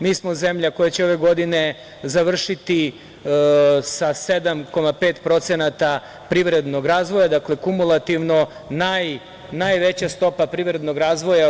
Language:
Serbian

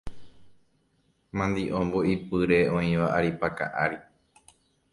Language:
Guarani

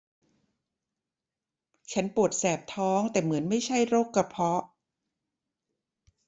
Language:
Thai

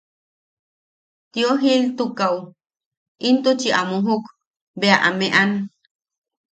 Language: Yaqui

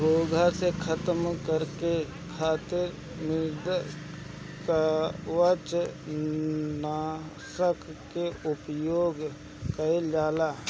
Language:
Bhojpuri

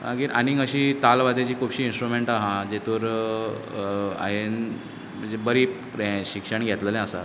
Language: Konkani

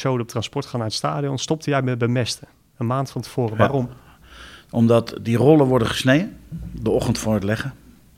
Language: Dutch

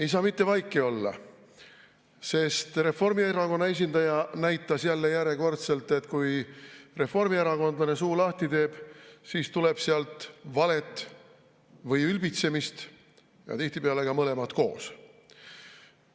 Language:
Estonian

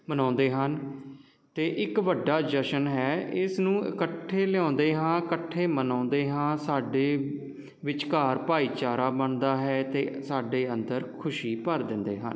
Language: Punjabi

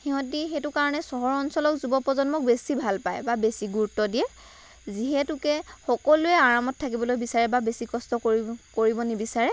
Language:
Assamese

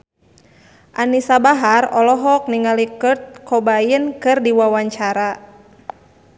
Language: Sundanese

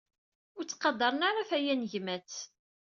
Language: Kabyle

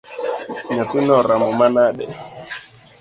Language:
Luo (Kenya and Tanzania)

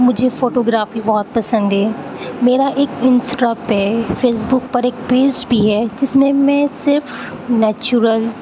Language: Urdu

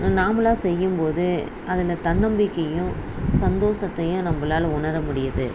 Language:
Tamil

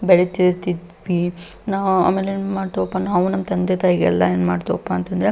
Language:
Kannada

